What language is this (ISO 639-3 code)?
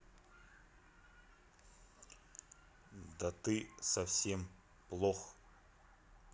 rus